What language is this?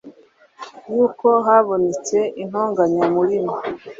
Kinyarwanda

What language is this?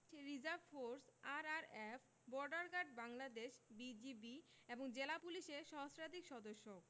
Bangla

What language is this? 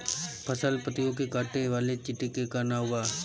Bhojpuri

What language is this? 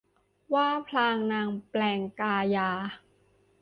Thai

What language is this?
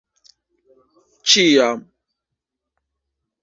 Esperanto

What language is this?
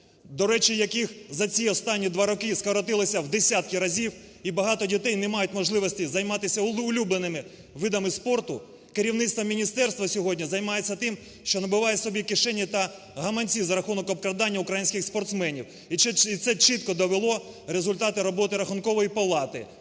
Ukrainian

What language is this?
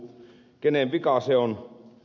Finnish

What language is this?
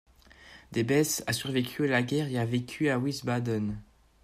French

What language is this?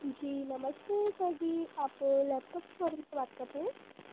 Hindi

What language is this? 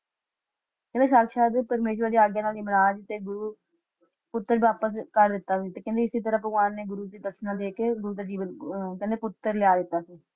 Punjabi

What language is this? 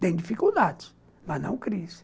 Portuguese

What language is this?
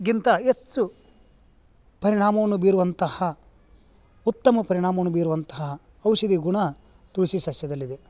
Kannada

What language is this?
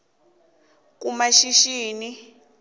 South Ndebele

